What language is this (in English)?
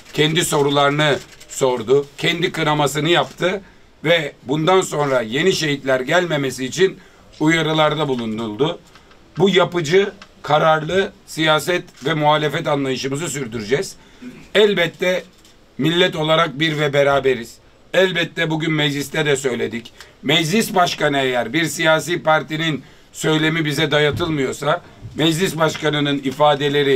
Turkish